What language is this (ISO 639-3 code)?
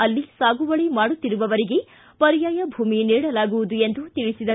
kan